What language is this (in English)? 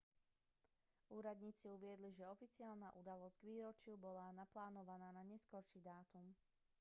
Slovak